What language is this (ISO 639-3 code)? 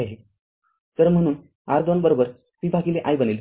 mar